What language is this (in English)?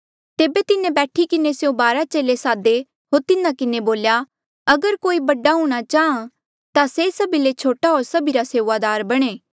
Mandeali